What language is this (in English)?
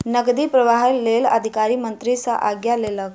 Maithili